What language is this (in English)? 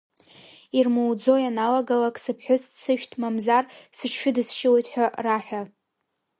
Abkhazian